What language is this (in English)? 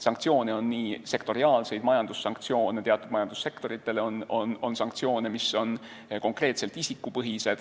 Estonian